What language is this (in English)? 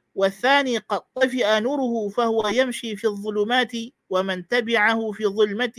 Malay